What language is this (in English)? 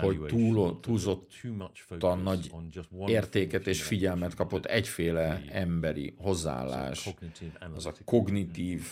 Hungarian